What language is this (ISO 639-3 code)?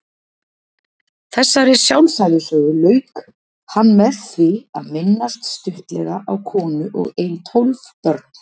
isl